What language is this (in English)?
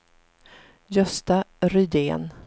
Swedish